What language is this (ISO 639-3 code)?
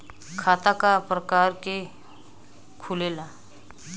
bho